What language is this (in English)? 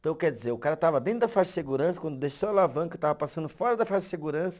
Portuguese